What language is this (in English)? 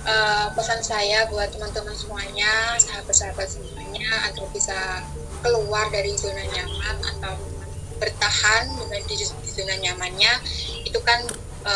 Indonesian